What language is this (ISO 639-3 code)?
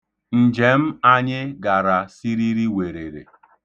ibo